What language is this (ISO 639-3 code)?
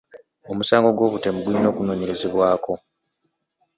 lug